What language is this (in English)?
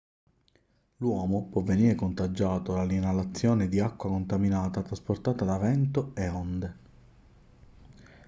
Italian